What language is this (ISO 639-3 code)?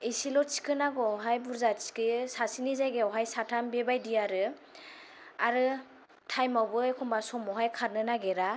brx